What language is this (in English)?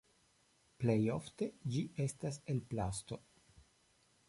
Esperanto